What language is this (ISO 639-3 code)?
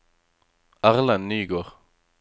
nor